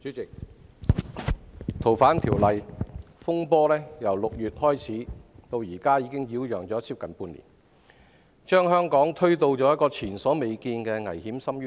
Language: Cantonese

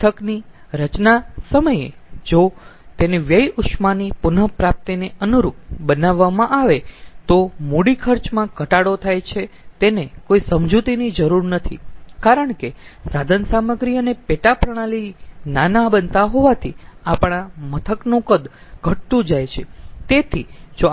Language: Gujarati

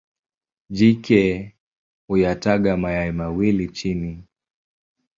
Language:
Swahili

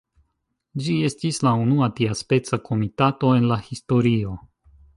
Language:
Esperanto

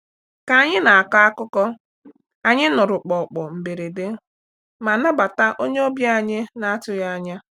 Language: Igbo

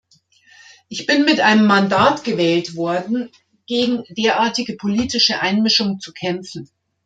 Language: German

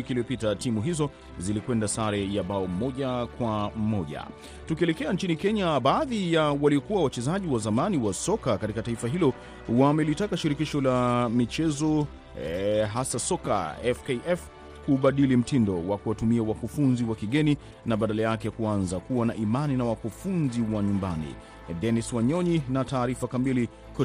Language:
Swahili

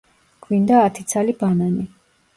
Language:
Georgian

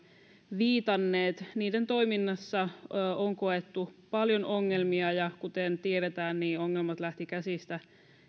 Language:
Finnish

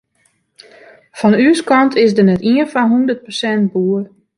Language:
Western Frisian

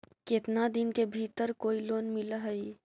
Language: Magahi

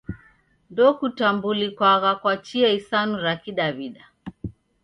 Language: Taita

